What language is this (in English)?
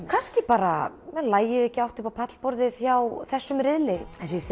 Icelandic